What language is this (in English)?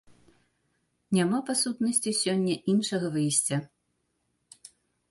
Belarusian